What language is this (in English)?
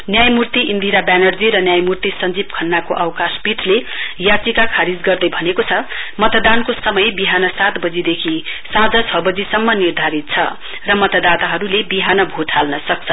Nepali